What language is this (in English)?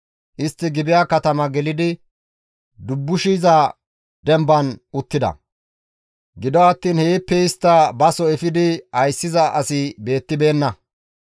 Gamo